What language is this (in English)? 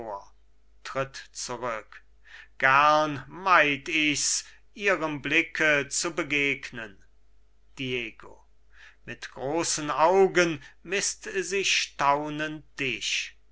German